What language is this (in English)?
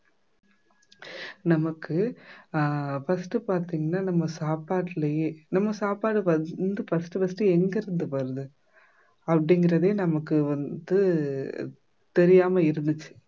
Tamil